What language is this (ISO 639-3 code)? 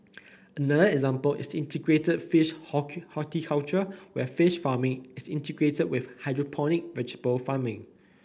eng